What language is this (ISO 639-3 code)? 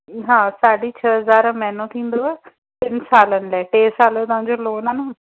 snd